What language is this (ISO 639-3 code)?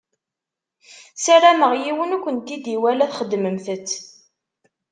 kab